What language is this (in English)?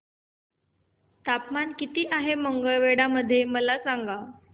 Marathi